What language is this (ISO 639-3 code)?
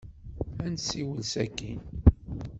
kab